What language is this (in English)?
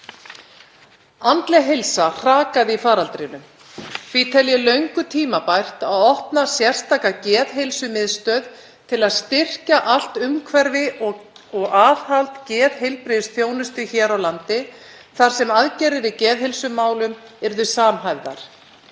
Icelandic